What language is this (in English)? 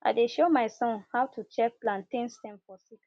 Nigerian Pidgin